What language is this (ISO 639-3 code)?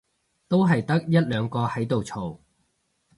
yue